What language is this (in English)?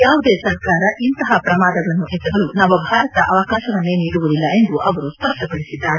Kannada